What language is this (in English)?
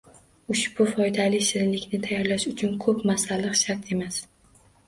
Uzbek